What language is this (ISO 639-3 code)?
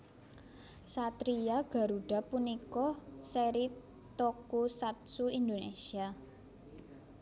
jav